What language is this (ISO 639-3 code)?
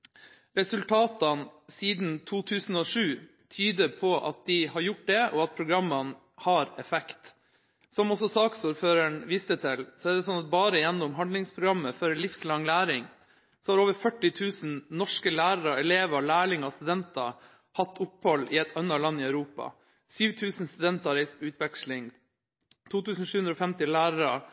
nob